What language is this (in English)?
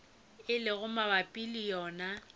Northern Sotho